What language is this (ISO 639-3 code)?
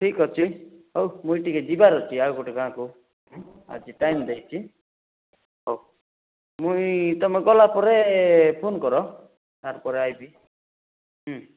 ori